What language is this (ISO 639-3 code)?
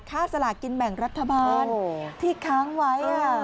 tha